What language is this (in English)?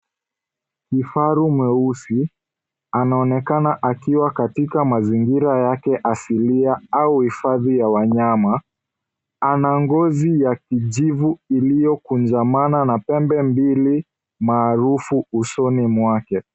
Swahili